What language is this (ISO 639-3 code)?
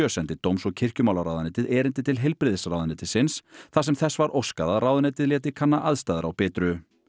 isl